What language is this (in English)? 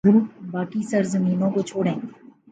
Urdu